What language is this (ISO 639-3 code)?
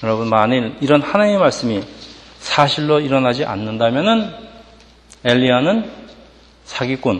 kor